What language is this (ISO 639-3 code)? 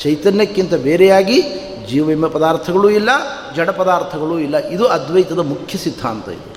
kan